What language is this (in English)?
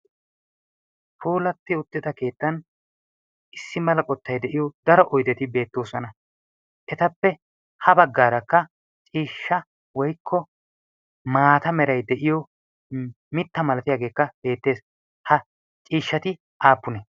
Wolaytta